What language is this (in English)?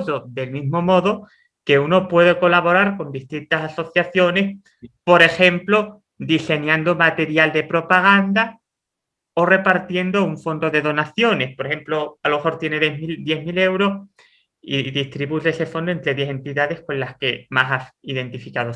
Spanish